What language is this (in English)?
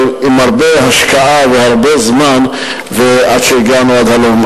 Hebrew